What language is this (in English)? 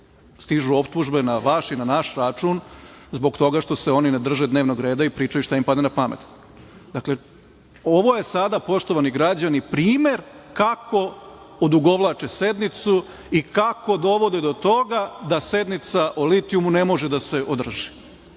Serbian